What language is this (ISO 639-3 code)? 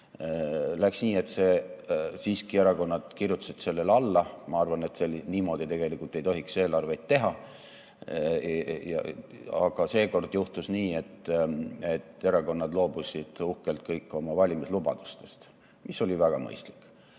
est